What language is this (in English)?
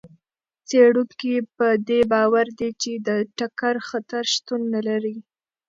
Pashto